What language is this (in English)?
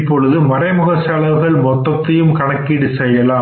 Tamil